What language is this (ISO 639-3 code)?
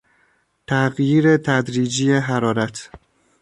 fas